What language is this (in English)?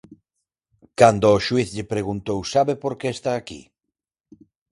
Galician